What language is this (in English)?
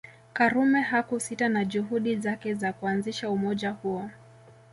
Swahili